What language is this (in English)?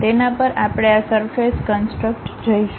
Gujarati